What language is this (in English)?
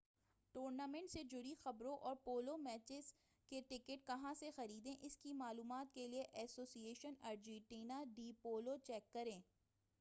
Urdu